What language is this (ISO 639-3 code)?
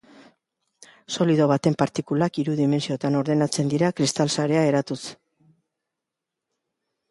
eus